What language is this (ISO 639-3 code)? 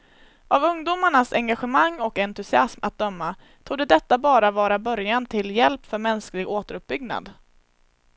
swe